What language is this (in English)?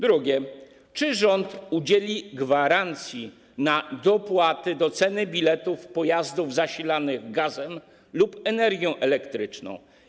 Polish